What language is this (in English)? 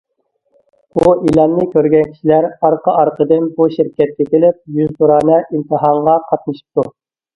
Uyghur